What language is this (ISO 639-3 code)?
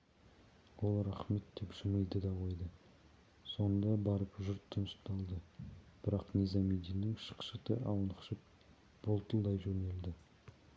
kaz